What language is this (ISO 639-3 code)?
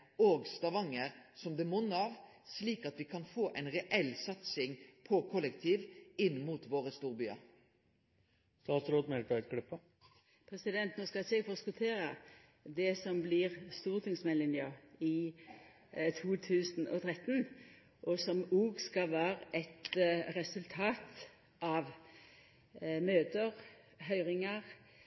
nno